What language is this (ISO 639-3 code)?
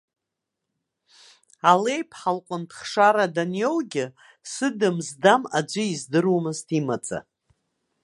abk